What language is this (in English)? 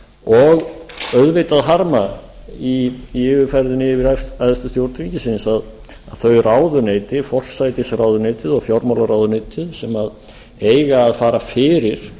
Icelandic